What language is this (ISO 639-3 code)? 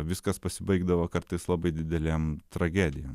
lit